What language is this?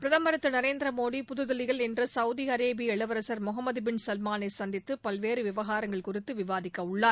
Tamil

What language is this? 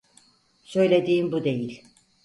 Turkish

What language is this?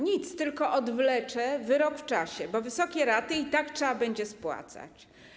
Polish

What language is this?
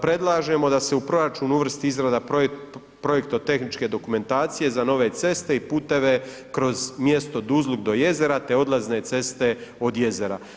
Croatian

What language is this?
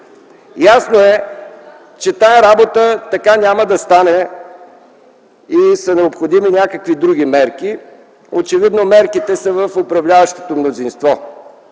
Bulgarian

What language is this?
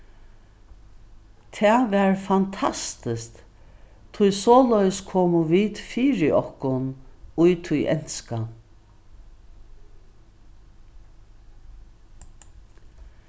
Faroese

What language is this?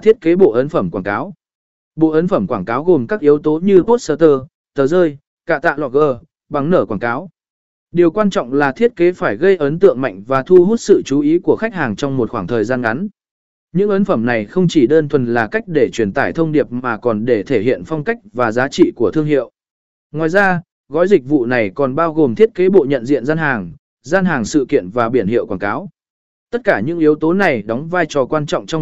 Vietnamese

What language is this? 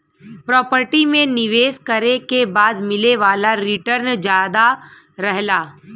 Bhojpuri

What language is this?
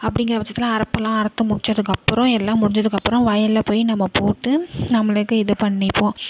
Tamil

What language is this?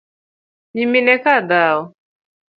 Luo (Kenya and Tanzania)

